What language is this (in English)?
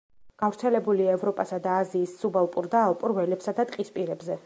Georgian